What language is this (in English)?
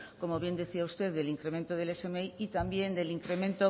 Spanish